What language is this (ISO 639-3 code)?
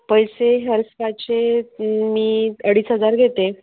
mar